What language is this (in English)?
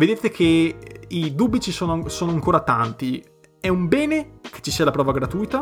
Italian